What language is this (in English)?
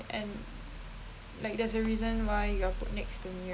English